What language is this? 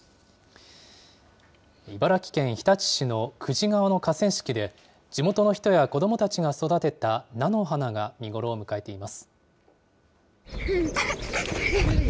Japanese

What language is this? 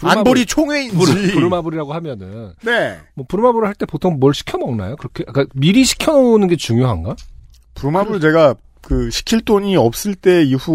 Korean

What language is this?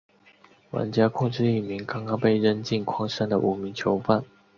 Chinese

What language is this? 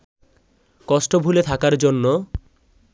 Bangla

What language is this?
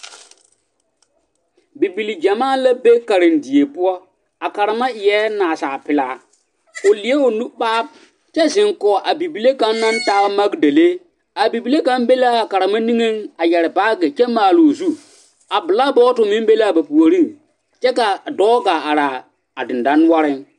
Southern Dagaare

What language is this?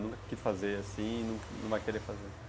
Portuguese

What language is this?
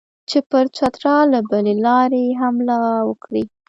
Pashto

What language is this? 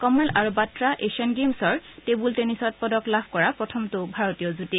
Assamese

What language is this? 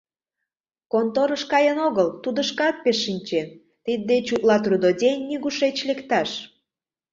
Mari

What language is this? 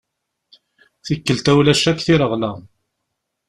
Kabyle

